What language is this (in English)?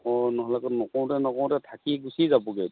Assamese